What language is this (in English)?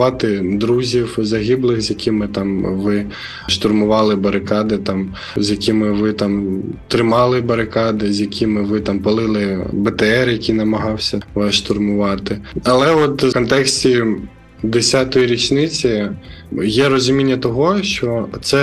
Ukrainian